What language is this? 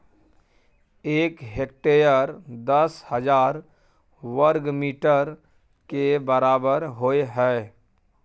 Maithili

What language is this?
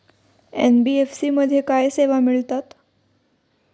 Marathi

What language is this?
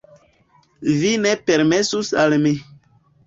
Esperanto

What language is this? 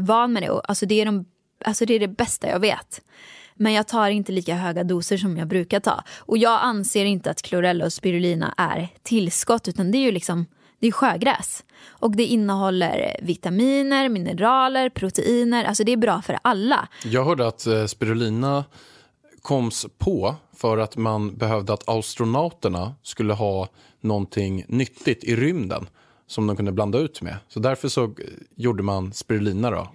Swedish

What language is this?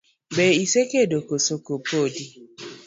Luo (Kenya and Tanzania)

